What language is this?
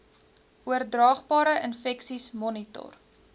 Afrikaans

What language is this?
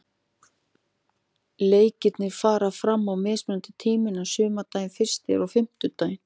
Icelandic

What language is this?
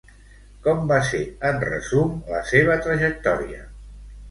Catalan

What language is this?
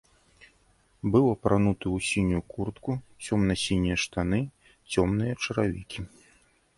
Belarusian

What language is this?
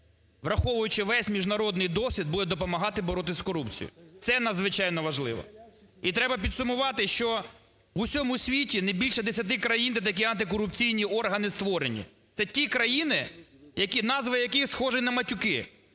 Ukrainian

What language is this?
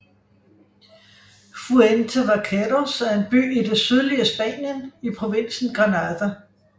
Danish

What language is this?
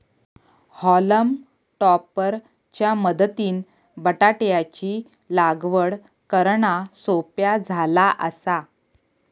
Marathi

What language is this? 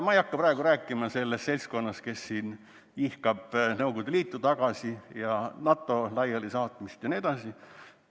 Estonian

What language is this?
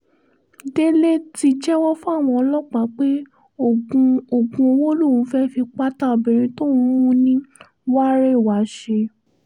Yoruba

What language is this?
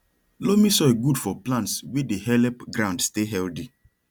Nigerian Pidgin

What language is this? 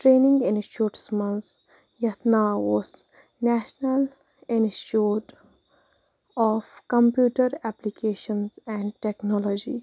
Kashmiri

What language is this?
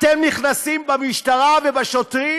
Hebrew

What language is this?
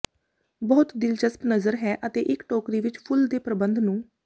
Punjabi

